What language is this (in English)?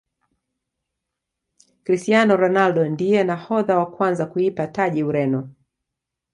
Swahili